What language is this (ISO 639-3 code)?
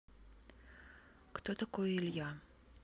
rus